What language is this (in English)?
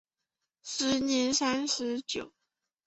Chinese